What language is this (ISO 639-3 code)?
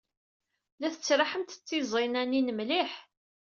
kab